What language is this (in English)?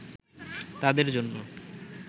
Bangla